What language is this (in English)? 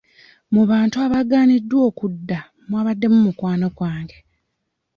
Ganda